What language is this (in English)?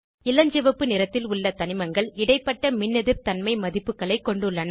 Tamil